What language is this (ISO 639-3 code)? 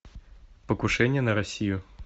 rus